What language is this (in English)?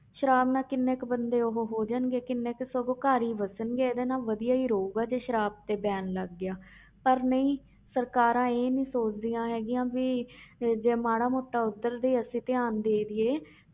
Punjabi